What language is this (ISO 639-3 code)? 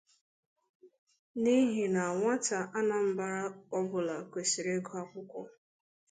ibo